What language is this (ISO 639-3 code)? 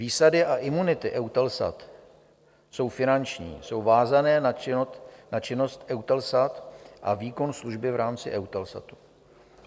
ces